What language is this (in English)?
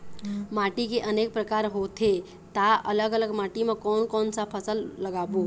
Chhattisgarhi